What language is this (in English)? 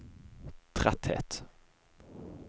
Norwegian